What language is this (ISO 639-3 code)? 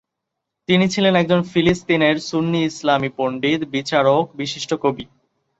ben